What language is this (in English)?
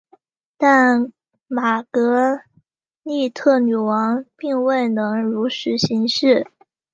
Chinese